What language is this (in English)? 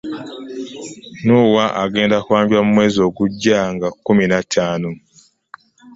Ganda